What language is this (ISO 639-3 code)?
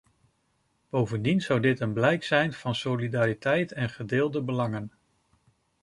nld